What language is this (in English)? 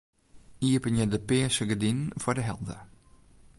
Western Frisian